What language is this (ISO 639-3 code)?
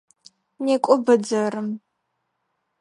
ady